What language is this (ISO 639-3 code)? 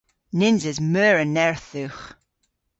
cor